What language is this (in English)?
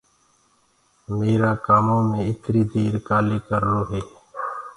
Gurgula